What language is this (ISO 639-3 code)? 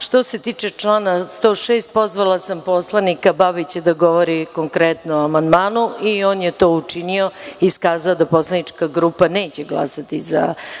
srp